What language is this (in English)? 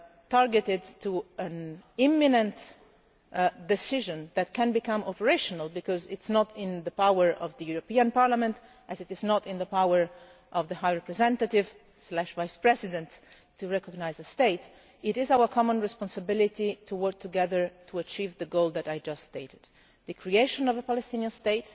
English